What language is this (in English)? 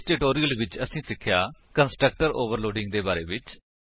Punjabi